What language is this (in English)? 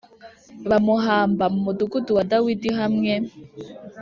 Kinyarwanda